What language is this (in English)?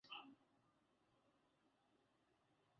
Swahili